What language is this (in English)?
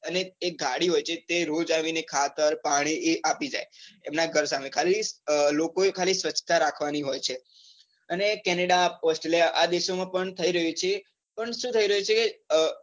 Gujarati